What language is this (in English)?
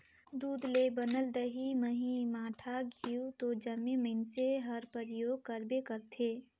Chhattisgarhi